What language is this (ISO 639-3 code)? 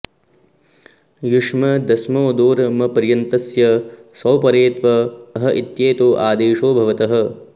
san